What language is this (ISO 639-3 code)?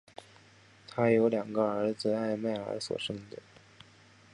zho